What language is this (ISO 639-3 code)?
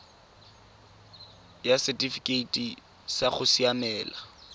tsn